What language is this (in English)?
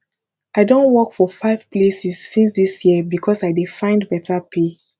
Nigerian Pidgin